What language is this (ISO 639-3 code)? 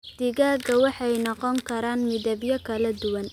som